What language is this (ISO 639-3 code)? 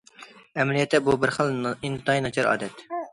uig